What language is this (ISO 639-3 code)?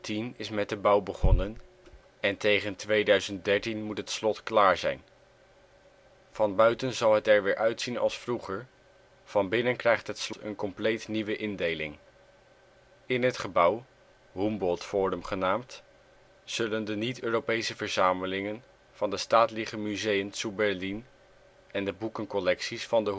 nld